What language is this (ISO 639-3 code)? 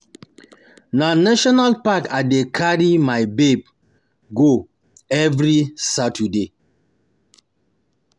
pcm